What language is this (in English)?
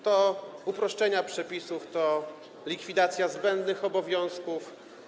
Polish